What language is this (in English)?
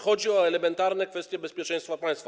Polish